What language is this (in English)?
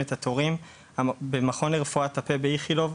Hebrew